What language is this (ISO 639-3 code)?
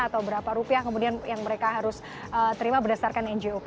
ind